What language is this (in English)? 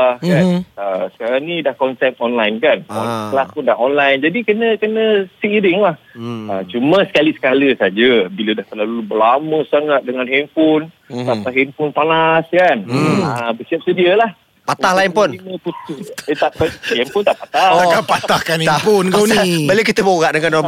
Malay